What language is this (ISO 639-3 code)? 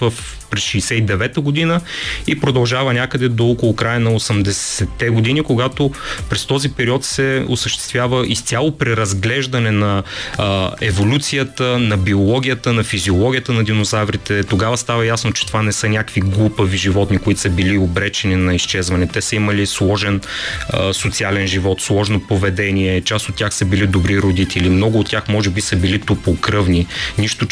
bul